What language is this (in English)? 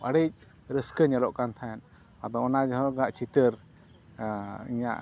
Santali